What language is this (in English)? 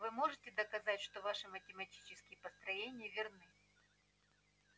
Russian